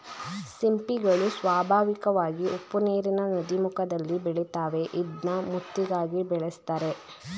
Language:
Kannada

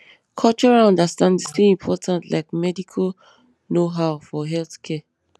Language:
Nigerian Pidgin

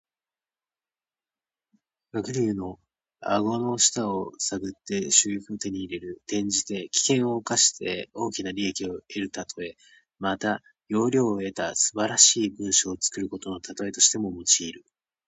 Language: Japanese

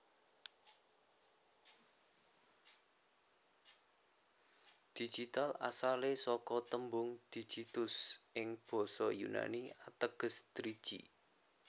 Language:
Javanese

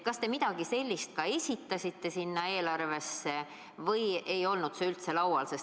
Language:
Estonian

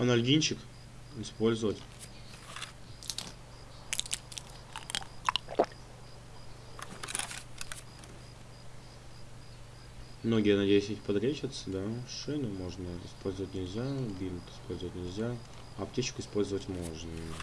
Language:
Russian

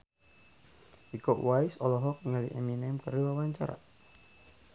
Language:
Sundanese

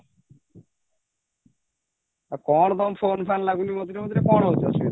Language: Odia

